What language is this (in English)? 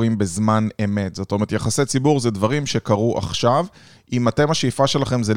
Hebrew